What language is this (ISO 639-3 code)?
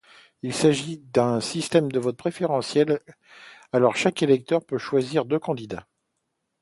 fra